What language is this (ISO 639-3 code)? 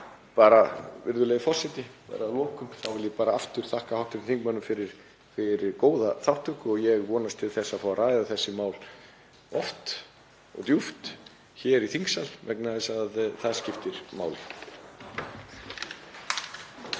isl